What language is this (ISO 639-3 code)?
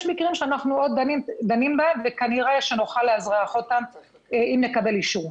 heb